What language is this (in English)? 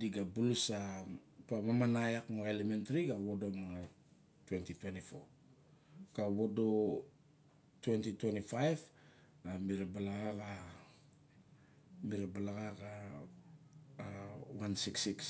Barok